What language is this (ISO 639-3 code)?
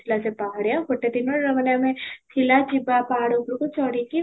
ori